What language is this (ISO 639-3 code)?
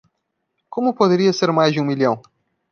por